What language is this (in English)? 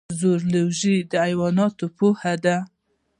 Pashto